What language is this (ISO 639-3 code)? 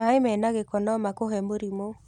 kik